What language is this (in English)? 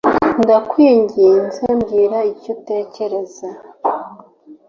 Kinyarwanda